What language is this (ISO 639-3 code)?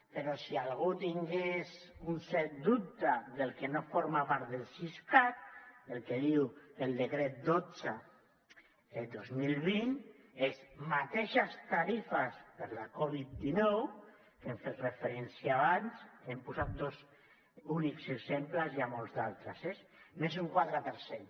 cat